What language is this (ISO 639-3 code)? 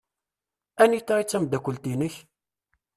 kab